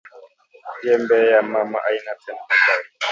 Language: Swahili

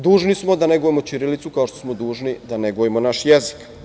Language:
Serbian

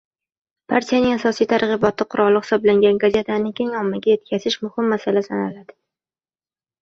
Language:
Uzbek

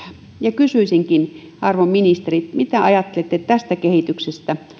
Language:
Finnish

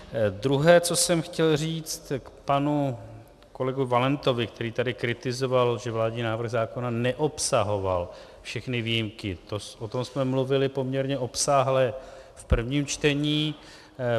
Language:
Czech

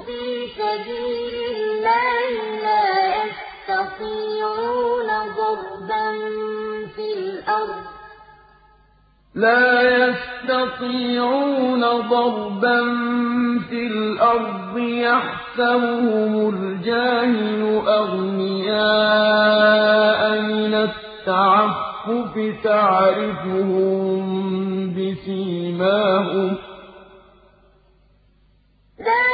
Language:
Arabic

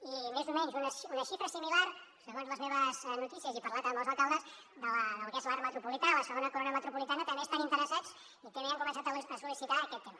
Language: Catalan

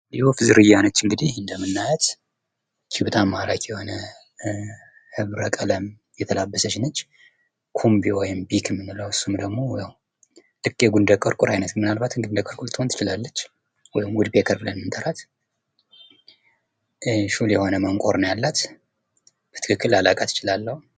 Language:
Amharic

